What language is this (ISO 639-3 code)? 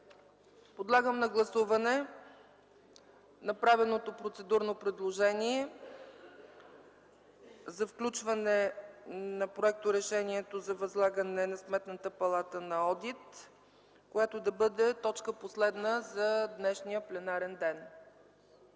bul